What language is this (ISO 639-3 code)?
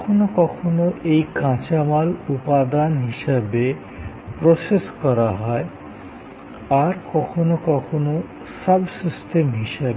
ben